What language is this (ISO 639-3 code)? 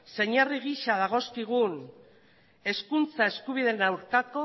eus